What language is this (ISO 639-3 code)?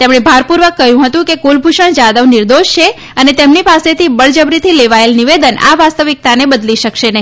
guj